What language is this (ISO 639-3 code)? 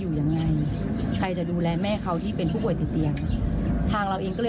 tha